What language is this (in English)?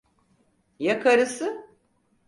Turkish